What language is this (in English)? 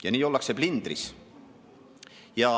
Estonian